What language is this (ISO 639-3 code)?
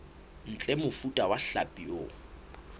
sot